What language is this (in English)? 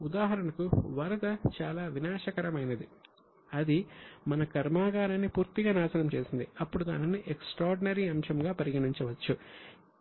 Telugu